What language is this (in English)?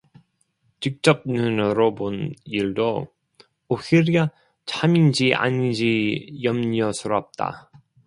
Korean